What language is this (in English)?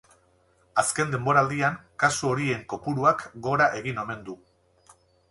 Basque